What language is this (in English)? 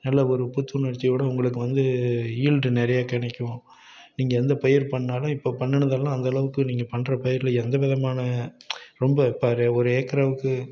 Tamil